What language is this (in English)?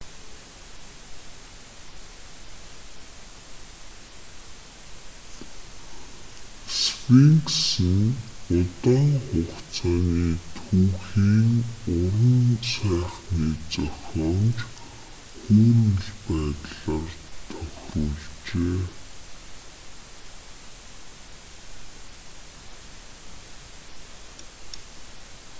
Mongolian